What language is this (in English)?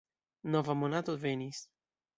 Esperanto